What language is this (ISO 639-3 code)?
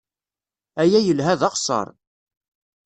kab